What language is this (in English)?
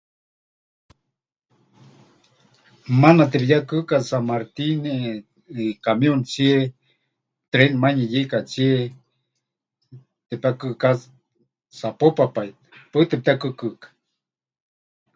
Huichol